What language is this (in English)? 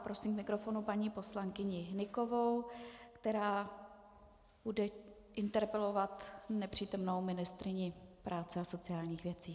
Czech